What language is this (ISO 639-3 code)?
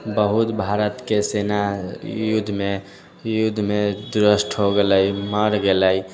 mai